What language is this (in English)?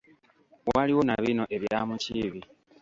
Ganda